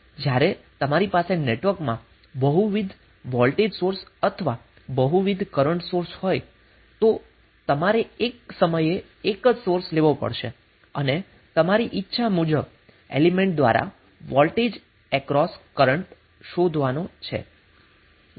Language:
Gujarati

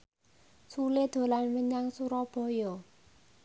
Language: Javanese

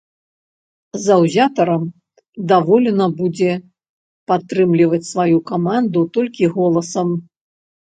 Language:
Belarusian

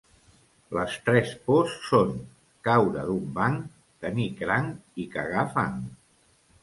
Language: Catalan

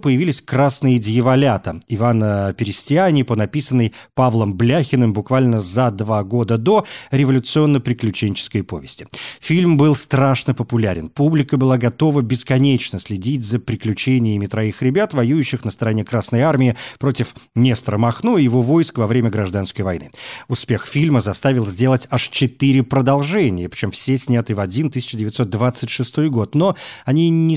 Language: Russian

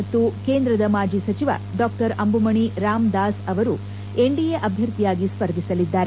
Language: Kannada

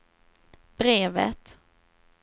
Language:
Swedish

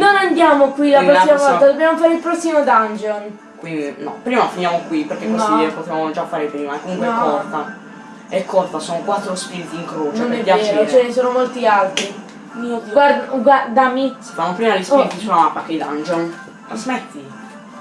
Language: Italian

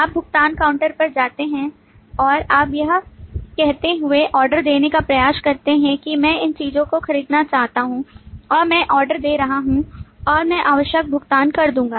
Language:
Hindi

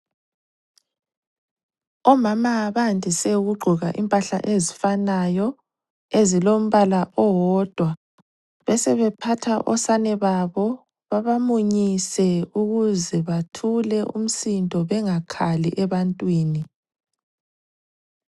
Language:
North Ndebele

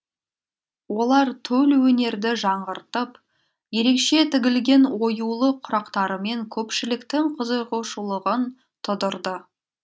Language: Kazakh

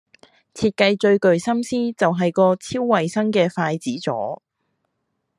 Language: Cantonese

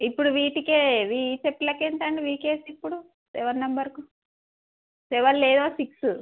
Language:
Telugu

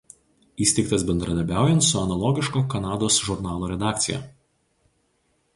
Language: Lithuanian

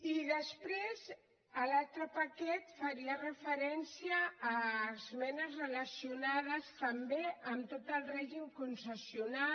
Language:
Catalan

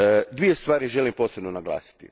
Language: Croatian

